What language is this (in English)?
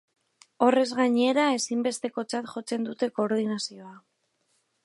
Basque